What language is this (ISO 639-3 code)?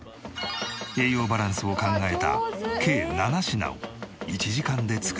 jpn